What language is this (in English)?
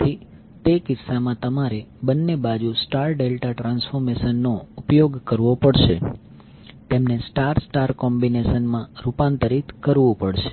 Gujarati